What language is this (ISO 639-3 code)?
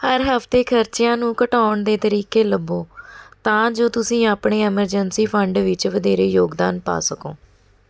pan